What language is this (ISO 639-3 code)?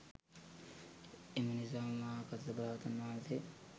sin